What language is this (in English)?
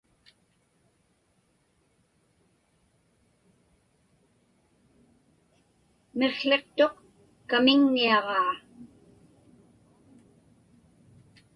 Inupiaq